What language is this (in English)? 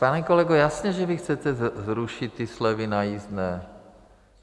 Czech